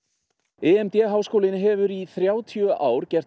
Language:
Icelandic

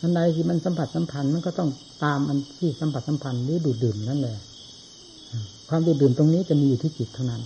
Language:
Thai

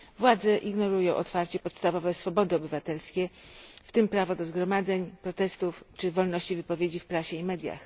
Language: Polish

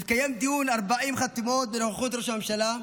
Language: Hebrew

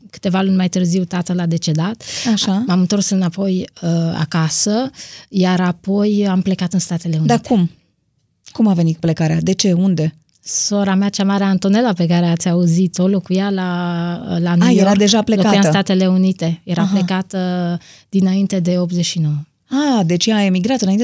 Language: Romanian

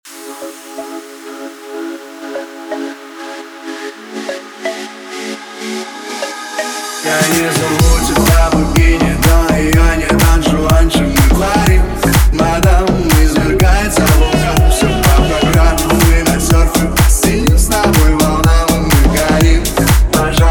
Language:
Russian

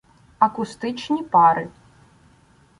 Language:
Ukrainian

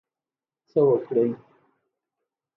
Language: Pashto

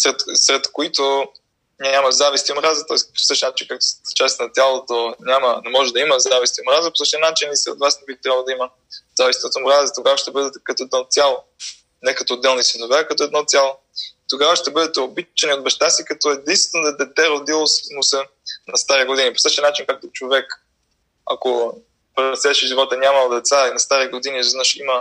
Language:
Bulgarian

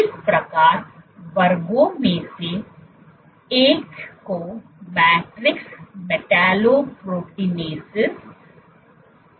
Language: Hindi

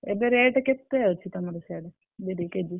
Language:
Odia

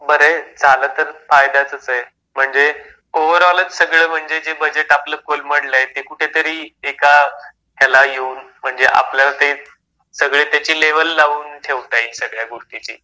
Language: Marathi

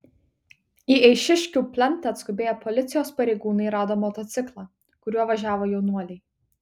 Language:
Lithuanian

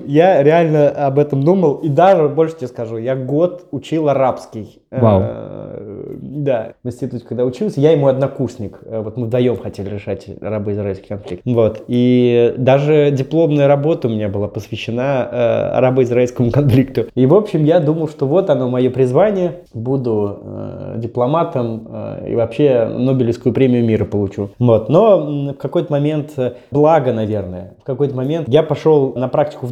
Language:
Russian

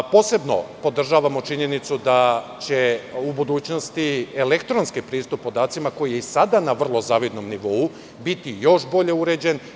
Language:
Serbian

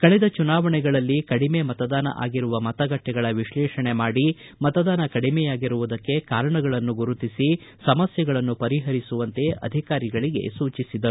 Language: Kannada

